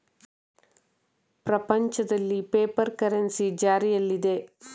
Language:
Kannada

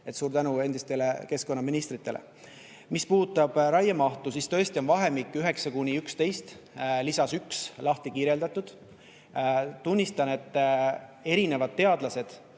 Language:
Estonian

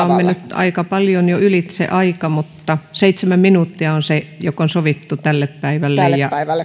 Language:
Finnish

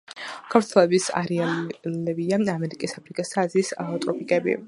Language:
Georgian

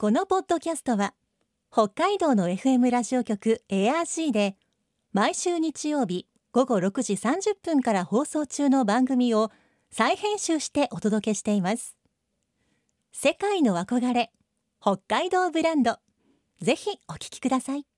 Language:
Japanese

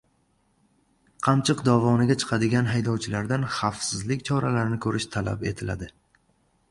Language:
Uzbek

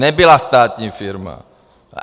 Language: Czech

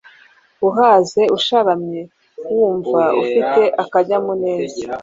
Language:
Kinyarwanda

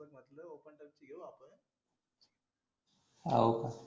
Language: Marathi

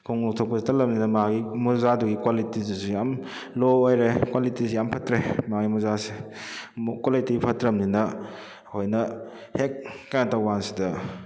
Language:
Manipuri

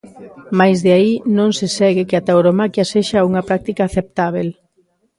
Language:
Galician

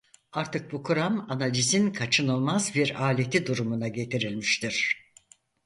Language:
Turkish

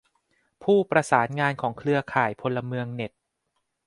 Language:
Thai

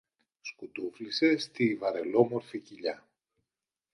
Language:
Greek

